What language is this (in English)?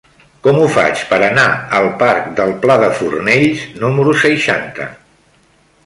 Catalan